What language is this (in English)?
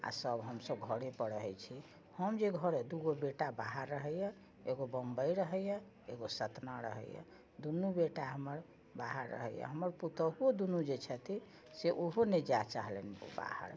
Maithili